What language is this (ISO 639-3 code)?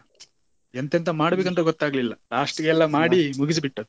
kan